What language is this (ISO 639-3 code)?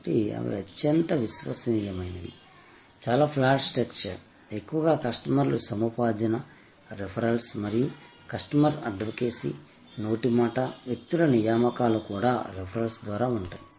tel